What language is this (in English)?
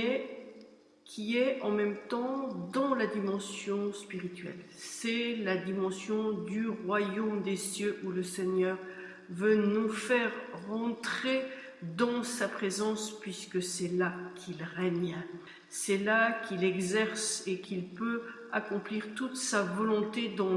French